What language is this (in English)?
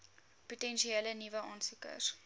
Afrikaans